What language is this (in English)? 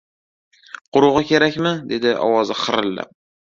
Uzbek